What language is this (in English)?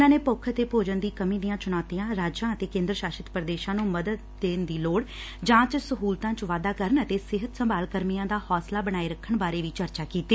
Punjabi